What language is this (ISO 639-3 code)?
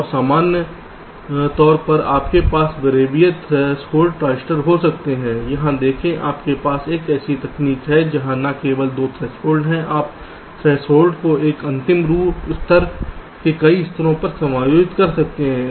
hin